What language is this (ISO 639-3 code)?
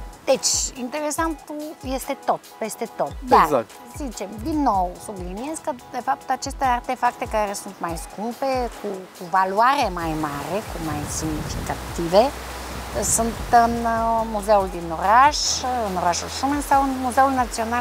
ron